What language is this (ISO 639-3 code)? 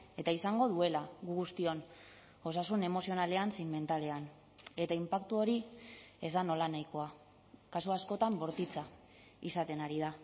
eus